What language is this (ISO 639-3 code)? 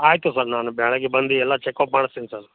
kan